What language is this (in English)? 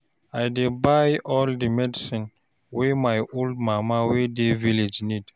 Nigerian Pidgin